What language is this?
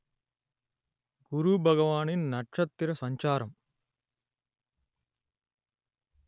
Tamil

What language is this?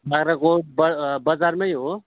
Nepali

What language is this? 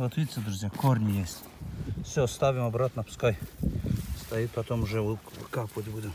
Russian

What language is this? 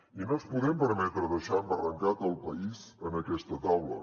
Catalan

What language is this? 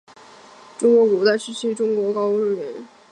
Chinese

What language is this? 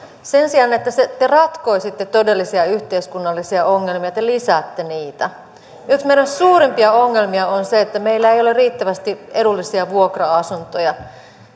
Finnish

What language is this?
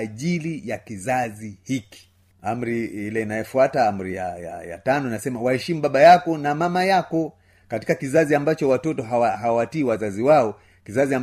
Swahili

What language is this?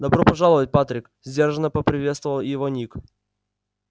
Russian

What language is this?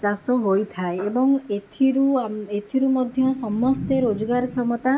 Odia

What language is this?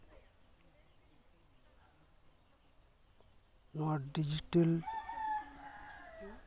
Santali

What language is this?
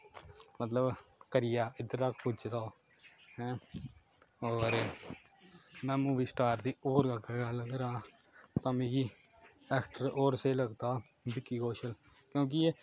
Dogri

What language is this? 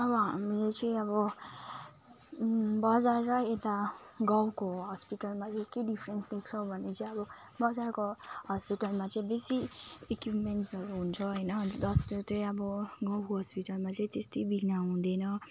Nepali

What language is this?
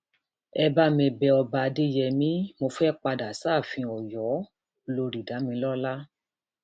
Yoruba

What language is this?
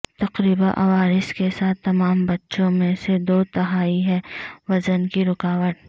Urdu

